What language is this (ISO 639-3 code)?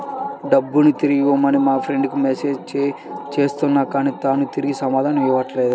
tel